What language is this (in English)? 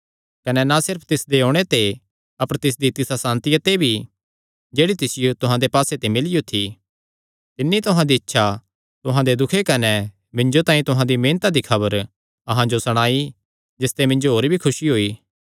Kangri